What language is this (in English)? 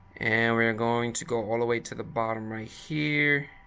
English